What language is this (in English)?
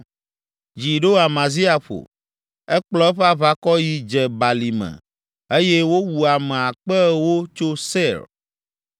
Ewe